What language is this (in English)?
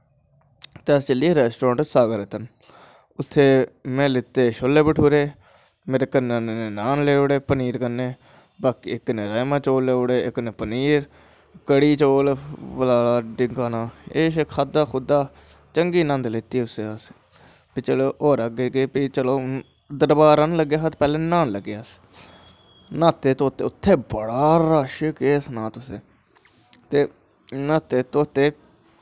Dogri